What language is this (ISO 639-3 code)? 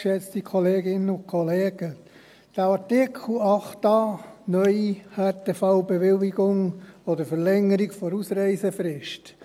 gsw